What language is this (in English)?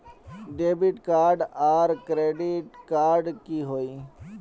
Magahi